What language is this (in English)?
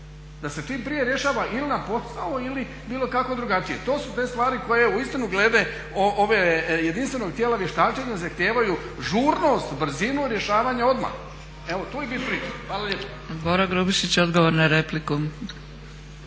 Croatian